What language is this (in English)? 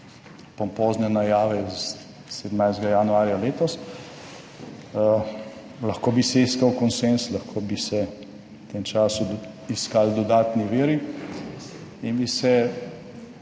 Slovenian